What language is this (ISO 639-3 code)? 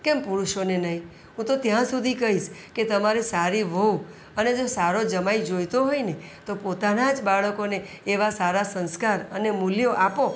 guj